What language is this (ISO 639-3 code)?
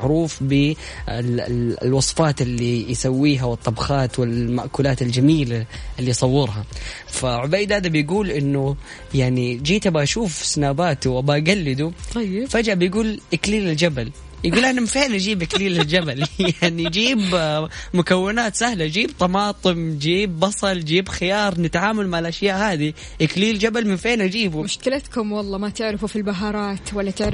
ara